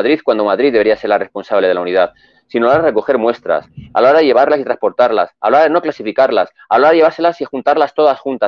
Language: Spanish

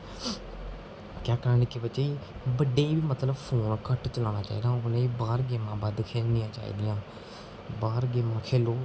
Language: Dogri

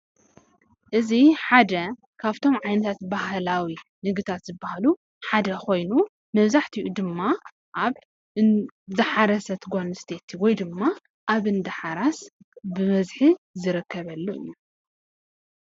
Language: Tigrinya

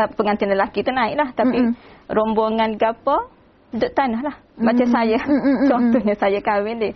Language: Malay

